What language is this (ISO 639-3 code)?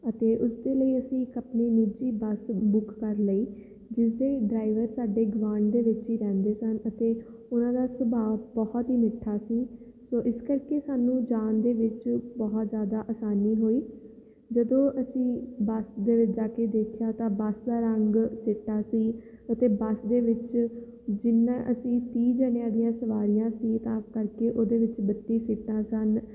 pan